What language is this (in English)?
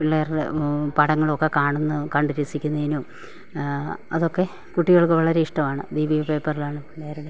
Malayalam